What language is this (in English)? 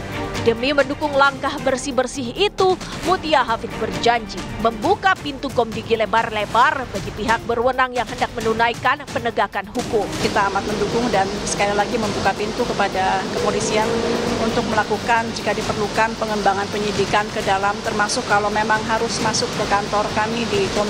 Indonesian